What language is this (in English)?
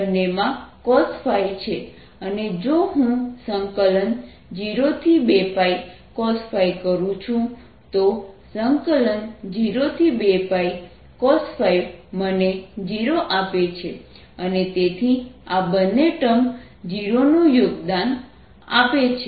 Gujarati